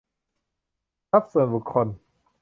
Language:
Thai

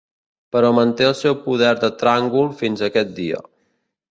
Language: Catalan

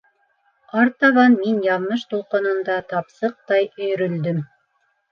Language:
Bashkir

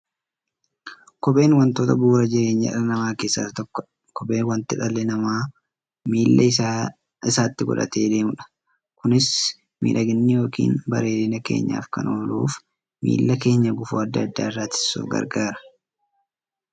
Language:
Oromo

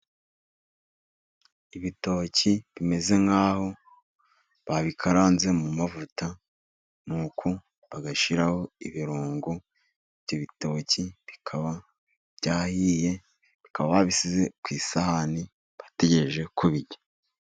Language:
Kinyarwanda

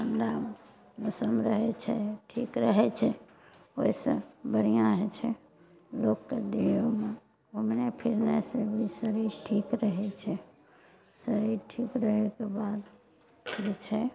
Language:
Maithili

